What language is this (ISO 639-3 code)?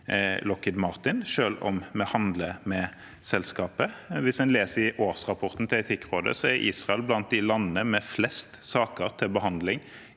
nor